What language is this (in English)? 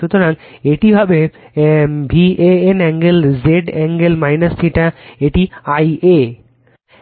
Bangla